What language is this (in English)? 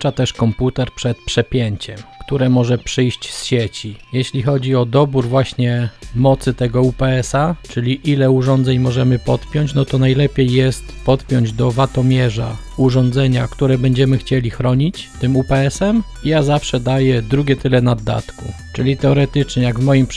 Polish